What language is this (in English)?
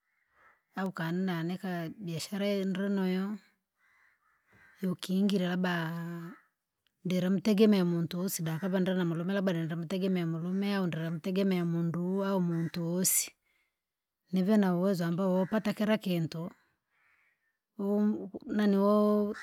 Langi